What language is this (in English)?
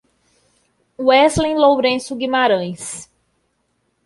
Portuguese